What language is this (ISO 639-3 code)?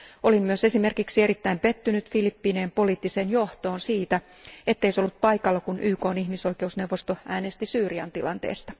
fin